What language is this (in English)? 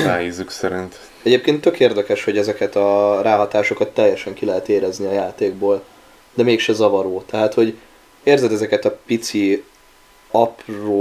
Hungarian